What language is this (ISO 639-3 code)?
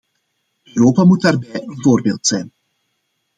nld